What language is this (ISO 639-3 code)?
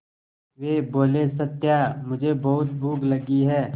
hin